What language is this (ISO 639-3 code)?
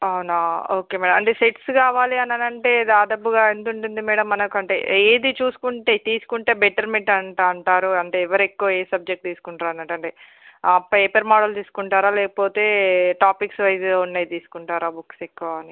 tel